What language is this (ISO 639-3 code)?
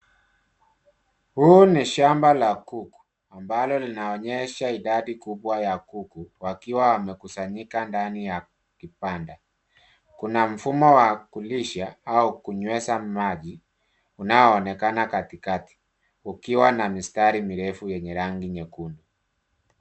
swa